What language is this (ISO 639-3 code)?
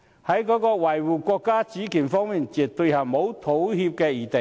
yue